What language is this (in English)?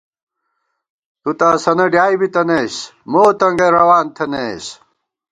Gawar-Bati